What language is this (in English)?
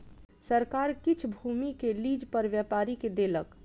Maithili